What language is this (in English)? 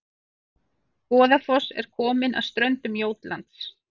Icelandic